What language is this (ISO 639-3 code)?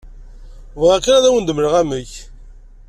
kab